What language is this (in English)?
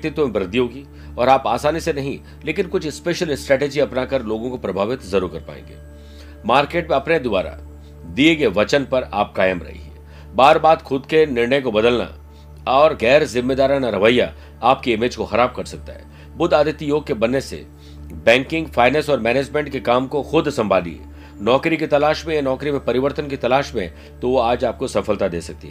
Hindi